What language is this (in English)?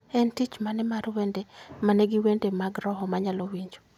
Luo (Kenya and Tanzania)